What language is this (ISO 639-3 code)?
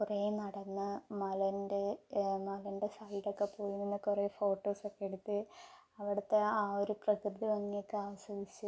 mal